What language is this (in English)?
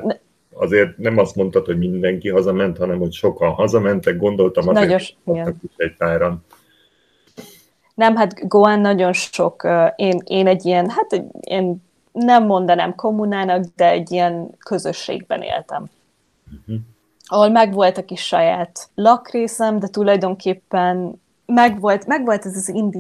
Hungarian